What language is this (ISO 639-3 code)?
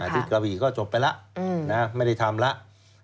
tha